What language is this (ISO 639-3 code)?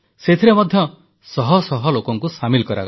ori